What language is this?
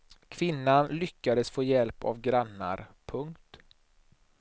Swedish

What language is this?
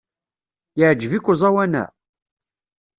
Kabyle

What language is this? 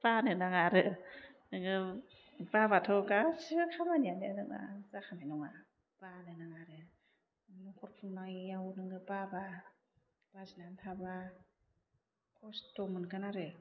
Bodo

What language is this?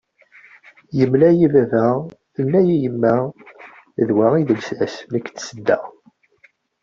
Kabyle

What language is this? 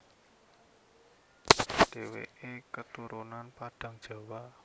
Javanese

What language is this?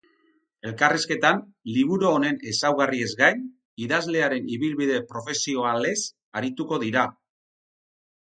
Basque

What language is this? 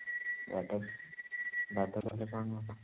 Odia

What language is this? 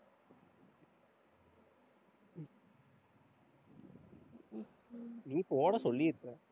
Tamil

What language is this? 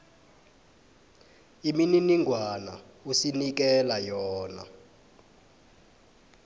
South Ndebele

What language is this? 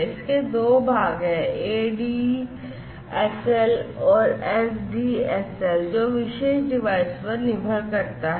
Hindi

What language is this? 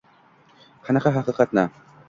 Uzbek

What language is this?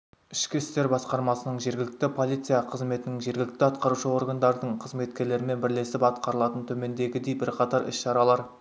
Kazakh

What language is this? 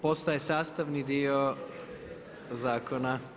Croatian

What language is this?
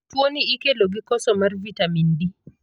Luo (Kenya and Tanzania)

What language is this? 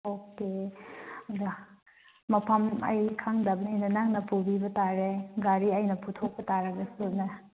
Manipuri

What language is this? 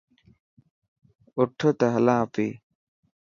Dhatki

